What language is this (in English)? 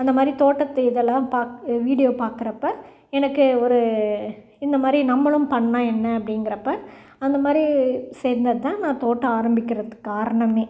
Tamil